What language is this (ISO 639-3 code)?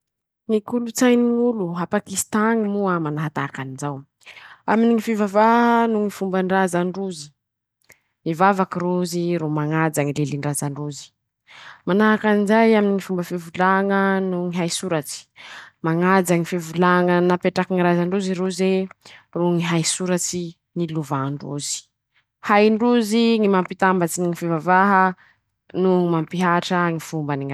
msh